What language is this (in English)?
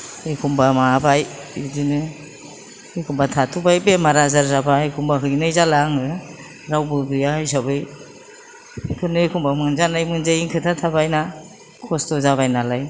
Bodo